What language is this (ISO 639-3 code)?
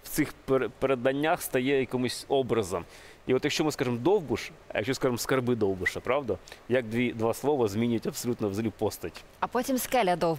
ukr